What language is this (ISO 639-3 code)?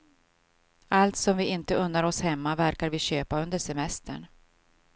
swe